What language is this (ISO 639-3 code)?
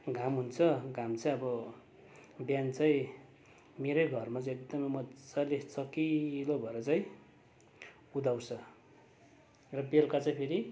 nep